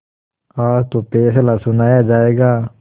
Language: Hindi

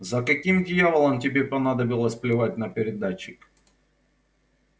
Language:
Russian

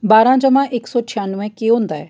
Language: Dogri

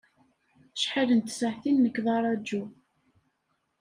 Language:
Kabyle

